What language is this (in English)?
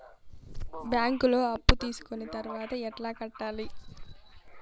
Telugu